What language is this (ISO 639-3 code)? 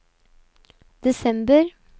nor